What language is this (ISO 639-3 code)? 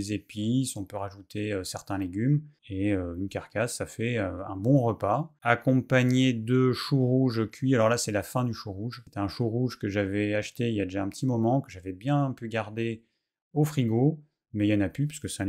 fra